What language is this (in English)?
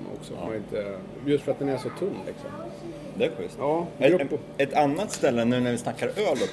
Swedish